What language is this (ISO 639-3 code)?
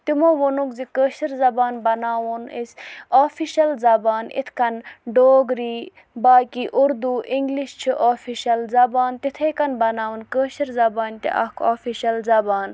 kas